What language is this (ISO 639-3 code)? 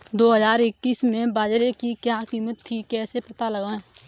hin